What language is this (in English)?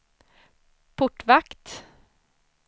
Swedish